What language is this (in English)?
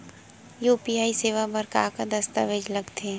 Chhattisgarhi